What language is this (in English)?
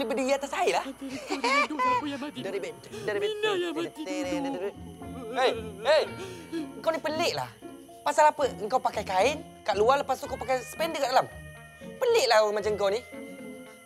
Malay